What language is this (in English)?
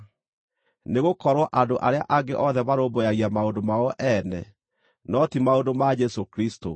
Kikuyu